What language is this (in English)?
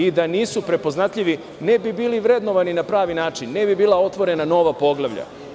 Serbian